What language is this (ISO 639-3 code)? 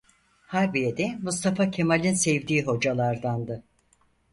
tur